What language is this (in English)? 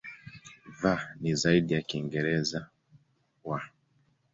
Swahili